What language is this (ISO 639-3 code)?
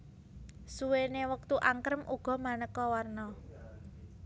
jav